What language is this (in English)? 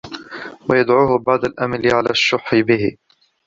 Arabic